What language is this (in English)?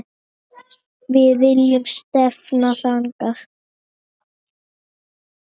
Icelandic